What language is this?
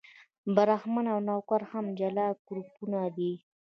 Pashto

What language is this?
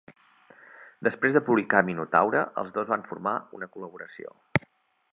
Catalan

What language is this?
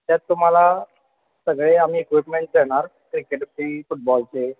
Marathi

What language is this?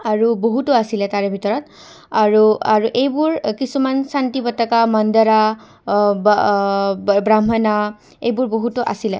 Assamese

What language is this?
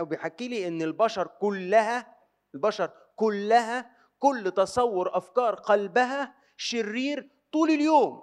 Arabic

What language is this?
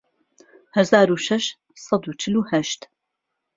Central Kurdish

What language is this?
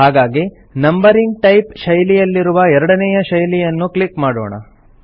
Kannada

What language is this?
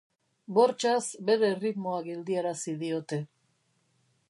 Basque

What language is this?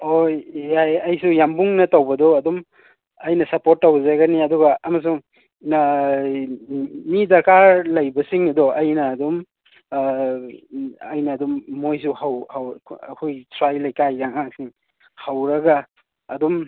Manipuri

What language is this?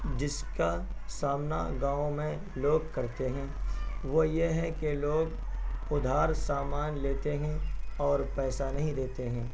Urdu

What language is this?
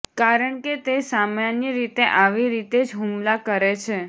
Gujarati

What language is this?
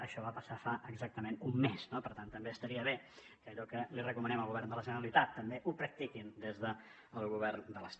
Catalan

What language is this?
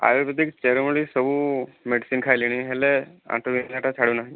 Odia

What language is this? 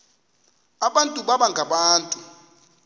Xhosa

